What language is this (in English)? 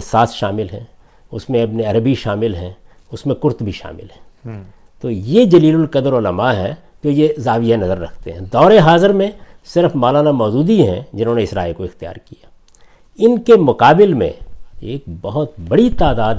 Urdu